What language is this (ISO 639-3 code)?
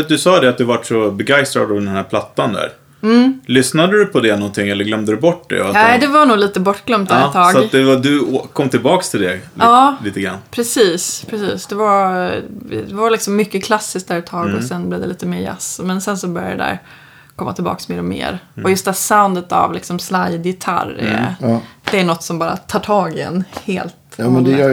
swe